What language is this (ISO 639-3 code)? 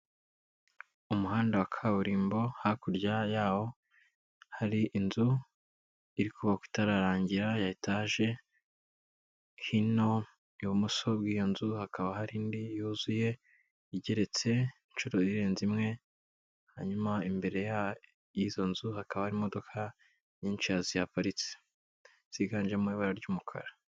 kin